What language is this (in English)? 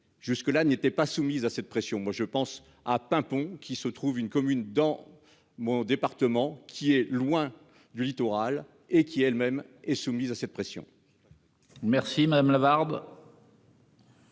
French